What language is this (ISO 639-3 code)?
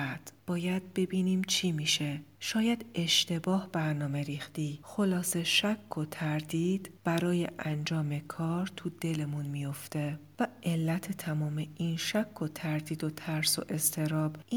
fas